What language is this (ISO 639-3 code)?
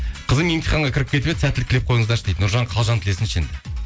kaz